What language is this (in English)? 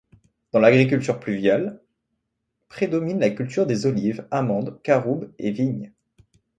French